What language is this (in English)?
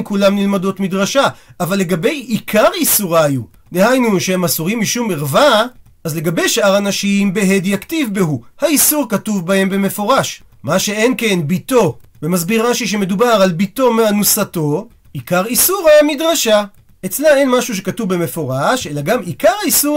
Hebrew